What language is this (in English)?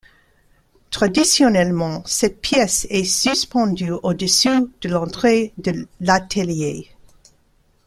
French